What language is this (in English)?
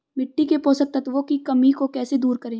Hindi